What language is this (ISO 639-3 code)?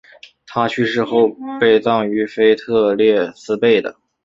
zho